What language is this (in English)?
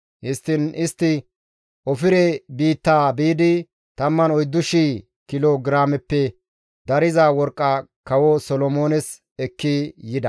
Gamo